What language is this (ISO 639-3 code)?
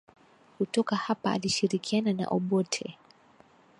swa